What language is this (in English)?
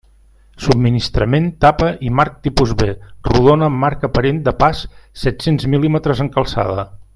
Catalan